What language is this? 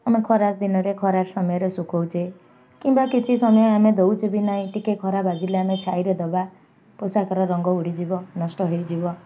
Odia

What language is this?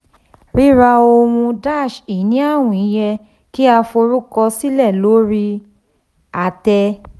Yoruba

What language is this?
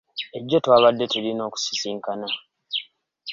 Ganda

